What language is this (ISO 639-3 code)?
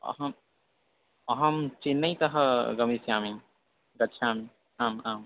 san